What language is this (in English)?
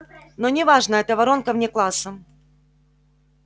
Russian